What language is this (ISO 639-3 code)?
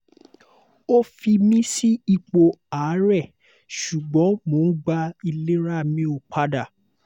yor